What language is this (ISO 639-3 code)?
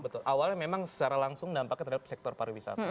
ind